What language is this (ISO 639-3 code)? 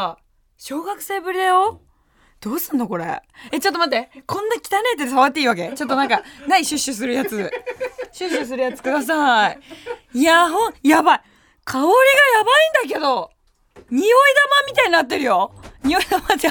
jpn